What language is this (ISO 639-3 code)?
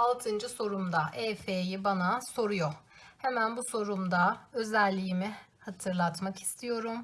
tur